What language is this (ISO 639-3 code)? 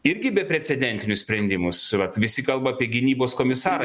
lit